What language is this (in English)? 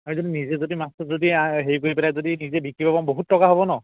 Assamese